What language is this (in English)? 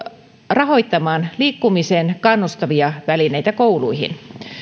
Finnish